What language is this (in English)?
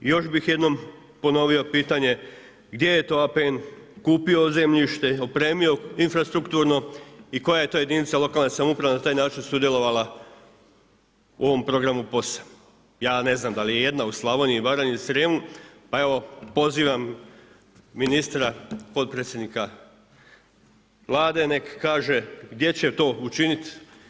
Croatian